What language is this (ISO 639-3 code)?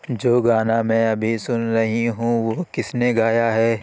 urd